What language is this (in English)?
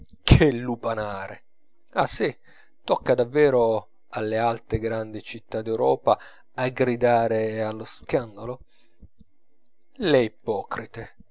Italian